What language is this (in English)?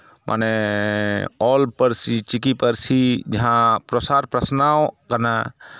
Santali